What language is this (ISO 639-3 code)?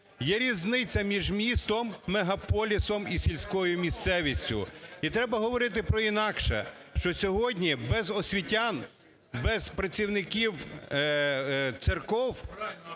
ukr